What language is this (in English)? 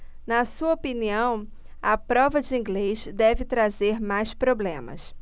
Portuguese